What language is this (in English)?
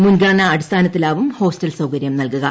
Malayalam